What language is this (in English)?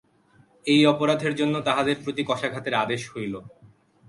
Bangla